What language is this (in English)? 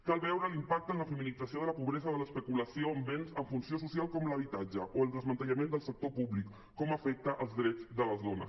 Catalan